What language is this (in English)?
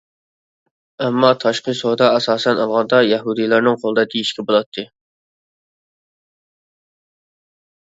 Uyghur